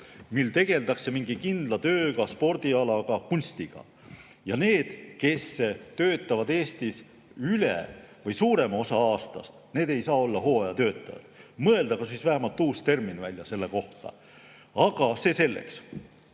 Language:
Estonian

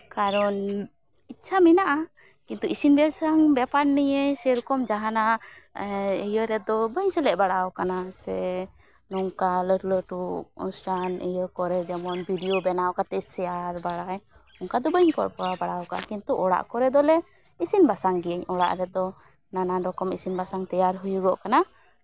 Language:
Santali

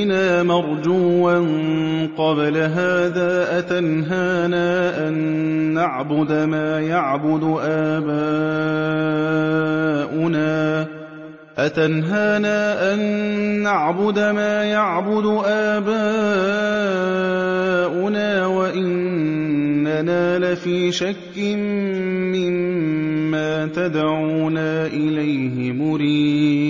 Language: Arabic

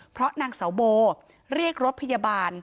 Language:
Thai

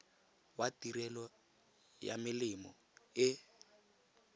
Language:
Tswana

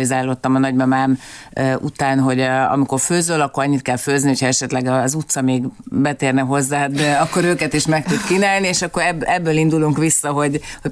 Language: Hungarian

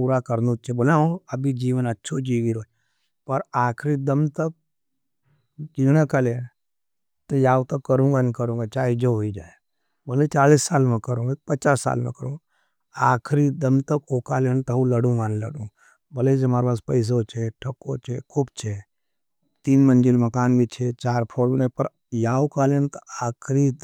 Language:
Nimadi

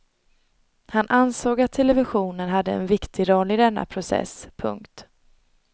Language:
Swedish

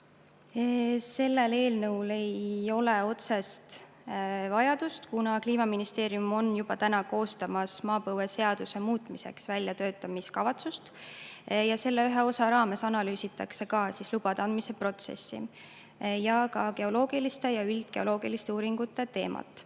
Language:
Estonian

